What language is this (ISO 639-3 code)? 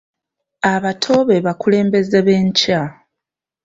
lug